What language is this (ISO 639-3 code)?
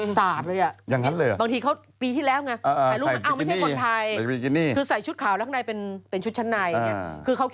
tha